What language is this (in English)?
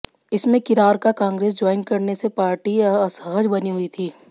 Hindi